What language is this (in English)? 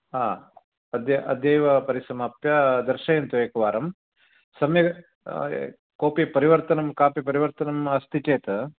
Sanskrit